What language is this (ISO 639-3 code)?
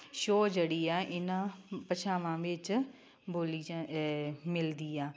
pan